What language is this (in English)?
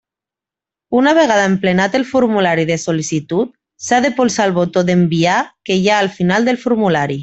Catalan